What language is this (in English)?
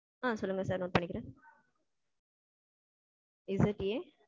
Tamil